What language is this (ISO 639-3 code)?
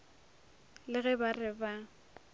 nso